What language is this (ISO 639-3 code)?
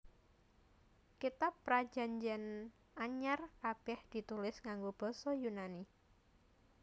jav